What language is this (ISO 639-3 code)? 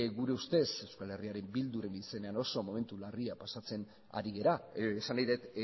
eus